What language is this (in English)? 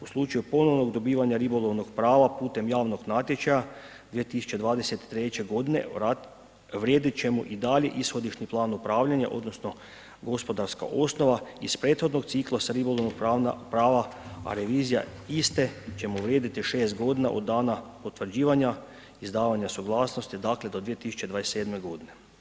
Croatian